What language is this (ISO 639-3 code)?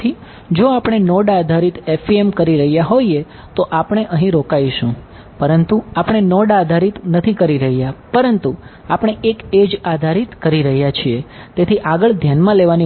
guj